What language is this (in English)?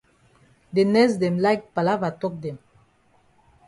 Cameroon Pidgin